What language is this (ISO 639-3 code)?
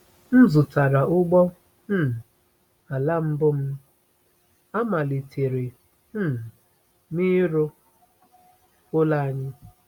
ibo